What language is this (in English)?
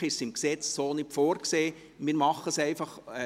Swiss German